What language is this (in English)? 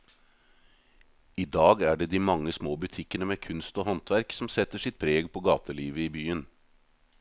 Norwegian